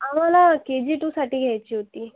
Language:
Marathi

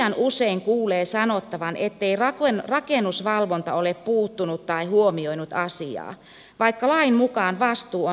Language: Finnish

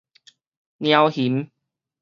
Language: Min Nan Chinese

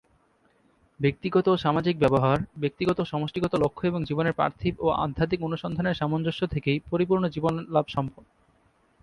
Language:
Bangla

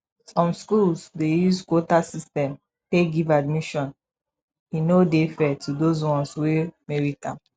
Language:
Nigerian Pidgin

